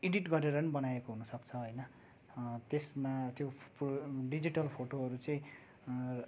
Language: Nepali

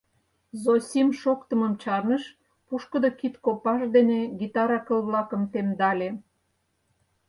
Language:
Mari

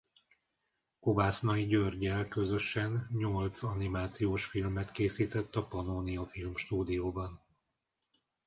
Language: Hungarian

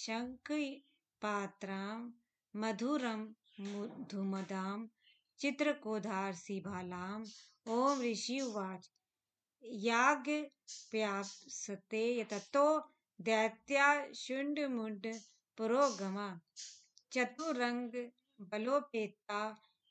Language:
Hindi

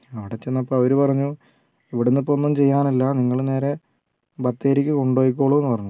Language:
Malayalam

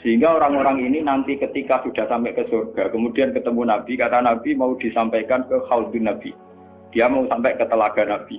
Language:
Indonesian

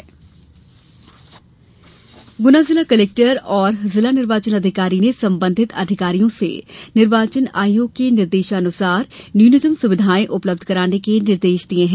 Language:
Hindi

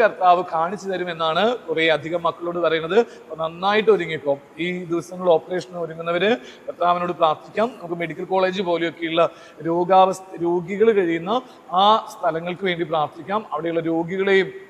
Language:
Malayalam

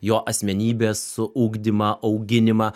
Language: Lithuanian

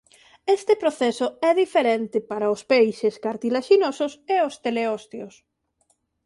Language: Galician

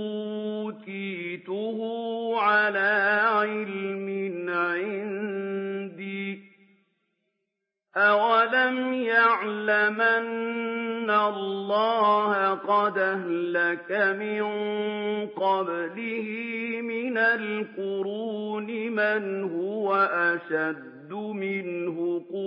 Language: Arabic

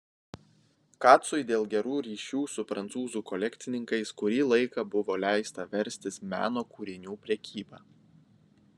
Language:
Lithuanian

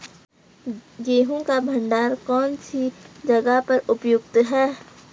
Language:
Hindi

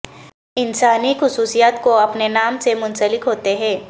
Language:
Urdu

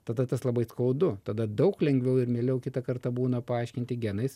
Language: Lithuanian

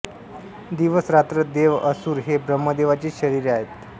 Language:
Marathi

